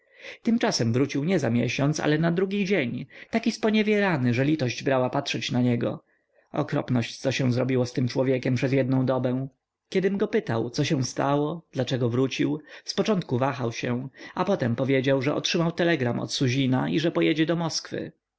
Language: Polish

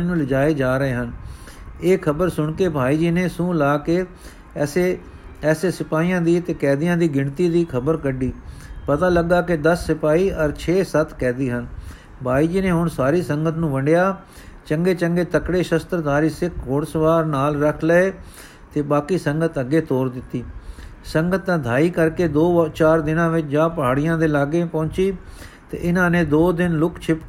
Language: Punjabi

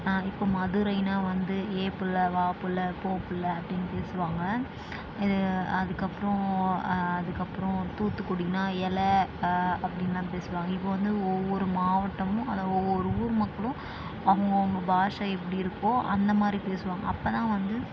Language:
Tamil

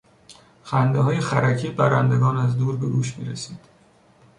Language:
Persian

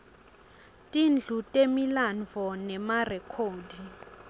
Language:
Swati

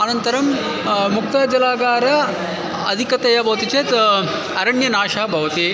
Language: Sanskrit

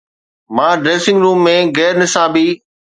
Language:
Sindhi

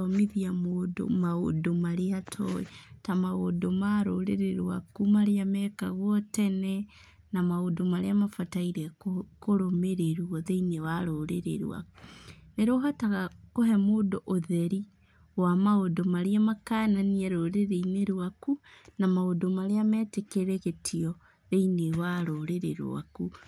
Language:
Kikuyu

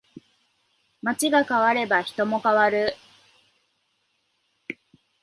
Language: Japanese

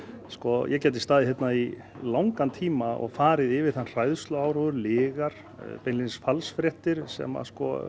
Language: Icelandic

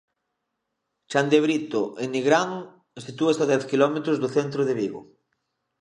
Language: Galician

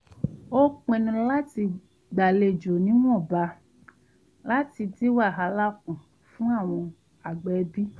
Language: Yoruba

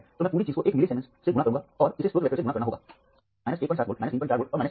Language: Hindi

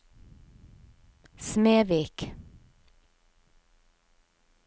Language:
Norwegian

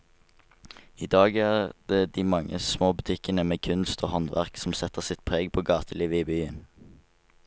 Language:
Norwegian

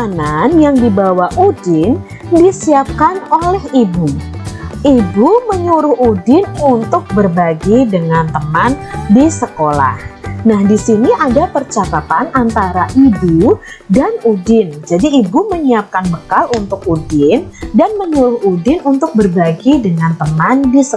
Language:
Indonesian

